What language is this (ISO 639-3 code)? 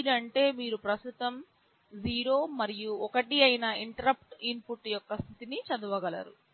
tel